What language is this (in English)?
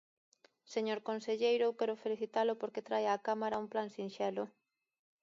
Galician